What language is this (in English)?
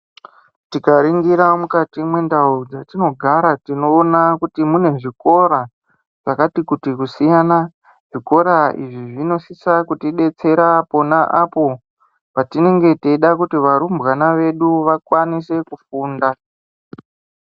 Ndau